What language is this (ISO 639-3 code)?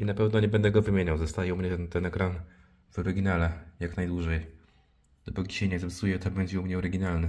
pol